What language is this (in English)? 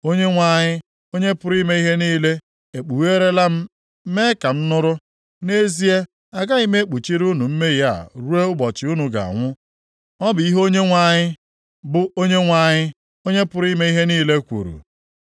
Igbo